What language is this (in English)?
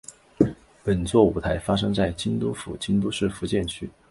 Chinese